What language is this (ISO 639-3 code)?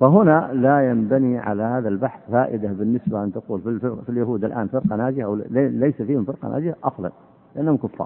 ara